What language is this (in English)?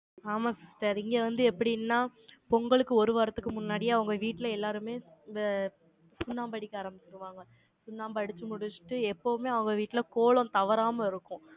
Tamil